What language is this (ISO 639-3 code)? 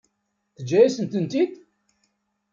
kab